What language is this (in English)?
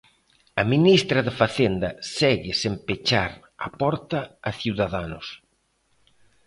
Galician